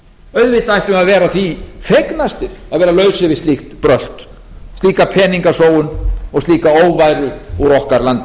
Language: Icelandic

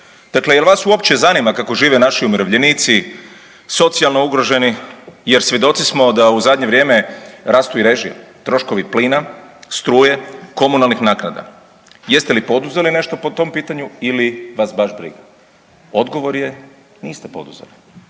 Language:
Croatian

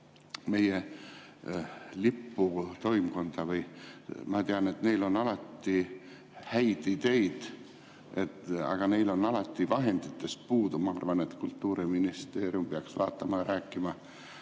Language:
Estonian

